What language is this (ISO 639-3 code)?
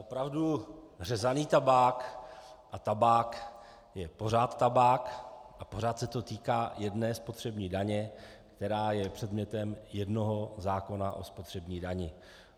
ces